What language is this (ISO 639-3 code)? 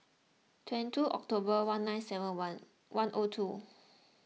eng